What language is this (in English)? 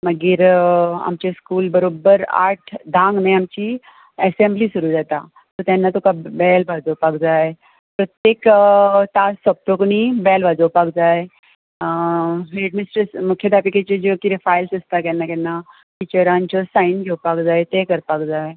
Konkani